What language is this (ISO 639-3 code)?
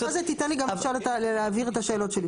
heb